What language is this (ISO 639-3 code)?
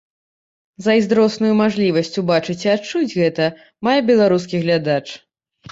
bel